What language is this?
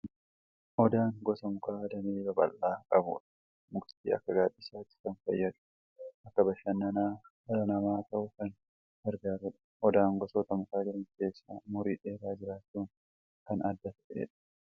Oromo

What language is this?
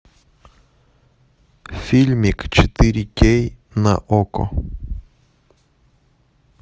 Russian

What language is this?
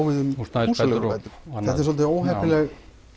Icelandic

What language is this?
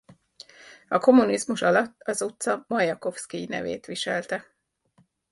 Hungarian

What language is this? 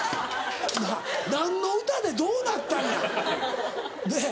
Japanese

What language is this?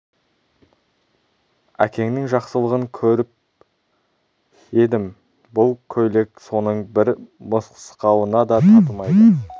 Kazakh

